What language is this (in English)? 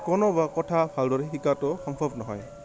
Assamese